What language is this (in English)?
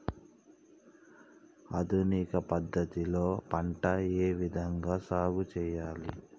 Telugu